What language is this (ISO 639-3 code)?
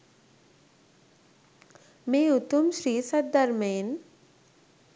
sin